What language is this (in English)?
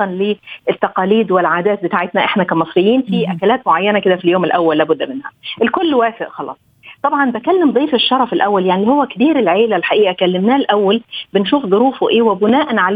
Arabic